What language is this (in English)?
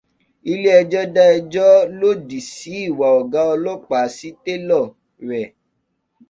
Yoruba